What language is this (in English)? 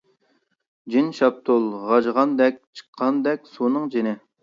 Uyghur